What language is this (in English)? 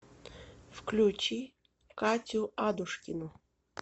Russian